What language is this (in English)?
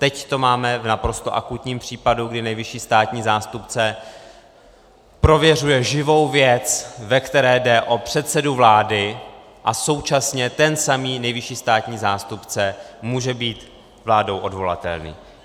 Czech